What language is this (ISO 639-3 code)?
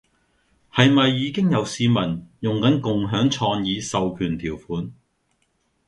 yue